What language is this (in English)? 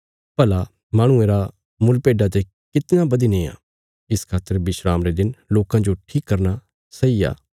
Bilaspuri